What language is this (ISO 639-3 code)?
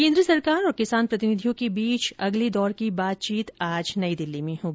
hin